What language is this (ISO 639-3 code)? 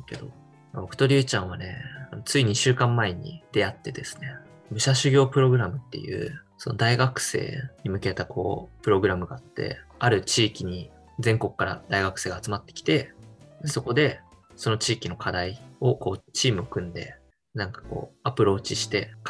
jpn